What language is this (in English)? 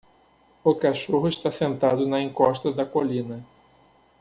Portuguese